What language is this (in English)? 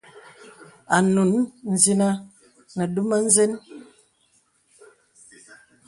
Bebele